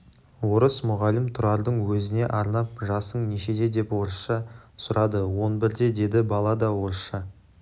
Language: Kazakh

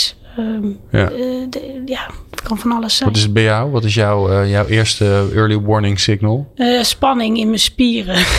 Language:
Dutch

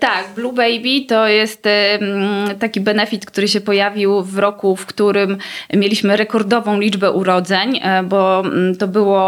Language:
Polish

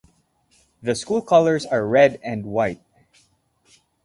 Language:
English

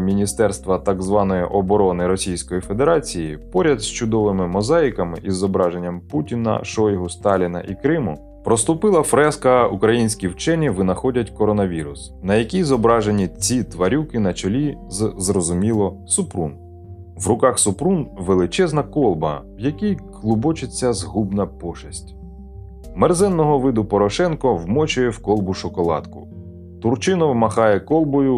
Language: Ukrainian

